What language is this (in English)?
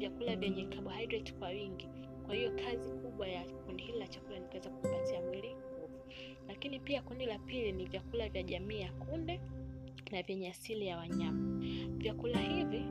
Swahili